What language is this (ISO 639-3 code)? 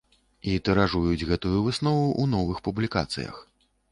bel